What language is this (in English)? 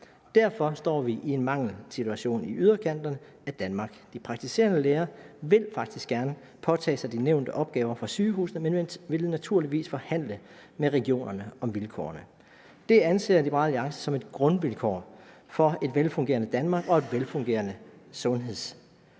Danish